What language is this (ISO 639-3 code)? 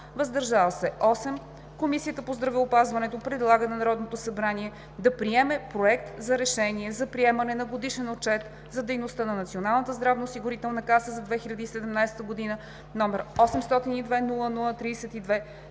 bul